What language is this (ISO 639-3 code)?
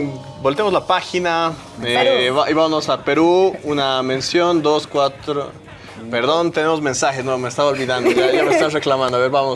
spa